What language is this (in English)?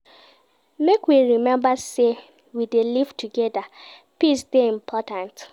Nigerian Pidgin